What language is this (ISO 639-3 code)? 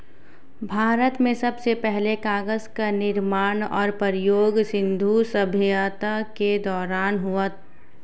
hin